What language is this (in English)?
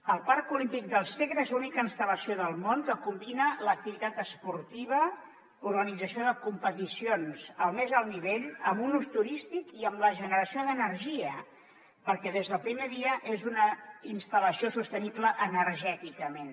Catalan